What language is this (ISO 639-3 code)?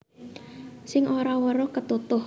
jav